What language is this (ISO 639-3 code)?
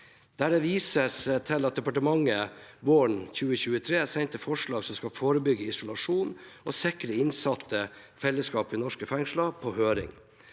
nor